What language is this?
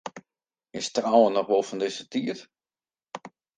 Western Frisian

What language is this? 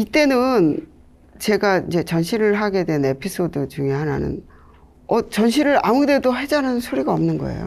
Korean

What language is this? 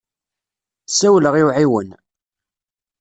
Kabyle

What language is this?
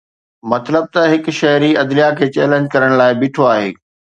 Sindhi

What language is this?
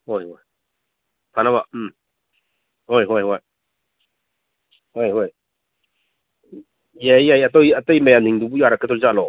Manipuri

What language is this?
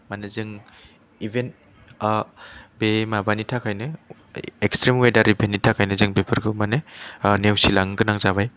Bodo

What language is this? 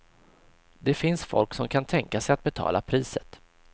Swedish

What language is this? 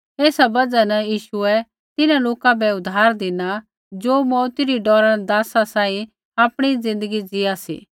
Kullu Pahari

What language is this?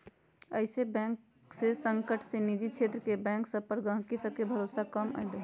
Magahi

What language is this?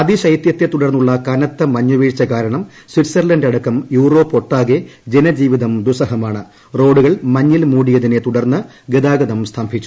Malayalam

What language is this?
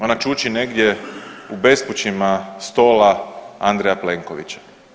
Croatian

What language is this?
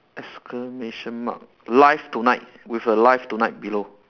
English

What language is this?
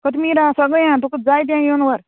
Konkani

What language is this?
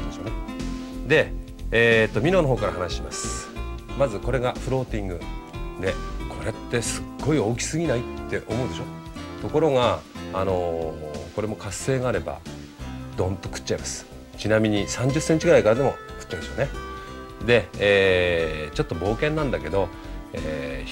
Japanese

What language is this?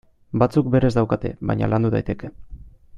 Basque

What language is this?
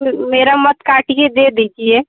Hindi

